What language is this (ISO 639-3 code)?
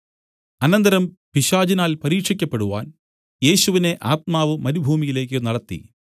mal